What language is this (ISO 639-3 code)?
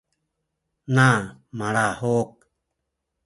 szy